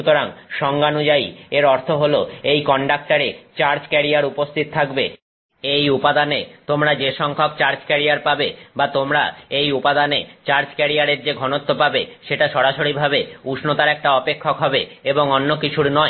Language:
Bangla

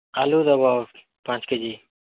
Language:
Odia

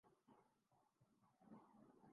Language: Urdu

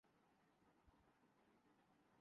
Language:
Urdu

